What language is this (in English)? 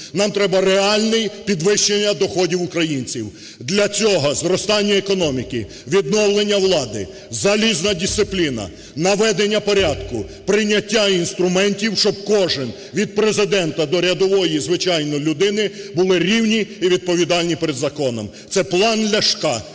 Ukrainian